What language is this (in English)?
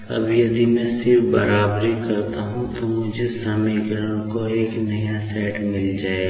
Hindi